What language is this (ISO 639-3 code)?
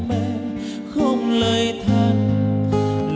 vie